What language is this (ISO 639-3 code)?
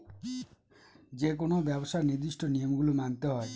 ben